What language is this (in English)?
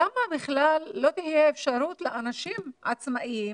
Hebrew